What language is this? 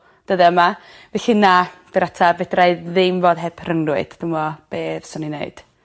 Welsh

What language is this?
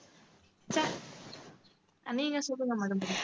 Tamil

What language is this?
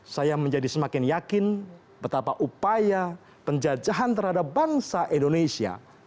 Indonesian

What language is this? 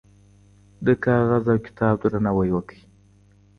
Pashto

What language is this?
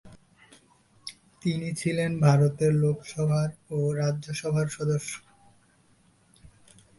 Bangla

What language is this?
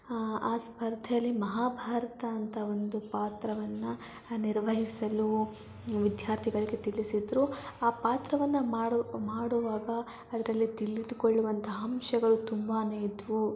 Kannada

